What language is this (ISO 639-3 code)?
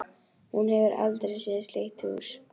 isl